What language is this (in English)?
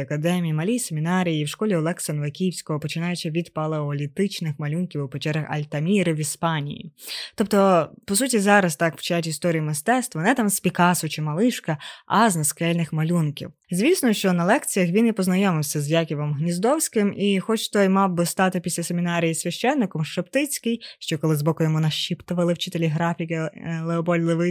Ukrainian